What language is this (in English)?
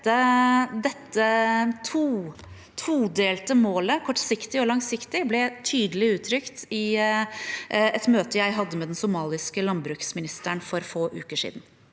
Norwegian